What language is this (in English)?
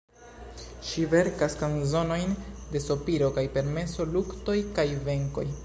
Esperanto